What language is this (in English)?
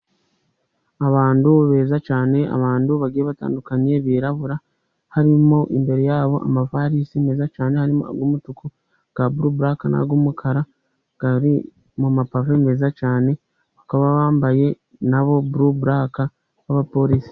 Kinyarwanda